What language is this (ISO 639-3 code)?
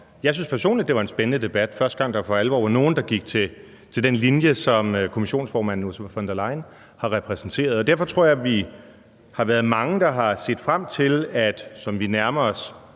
dan